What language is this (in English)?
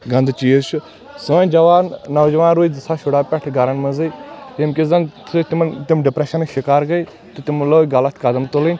Kashmiri